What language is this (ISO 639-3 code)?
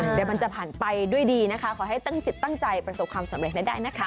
tha